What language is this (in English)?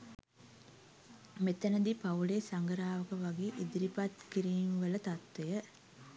Sinhala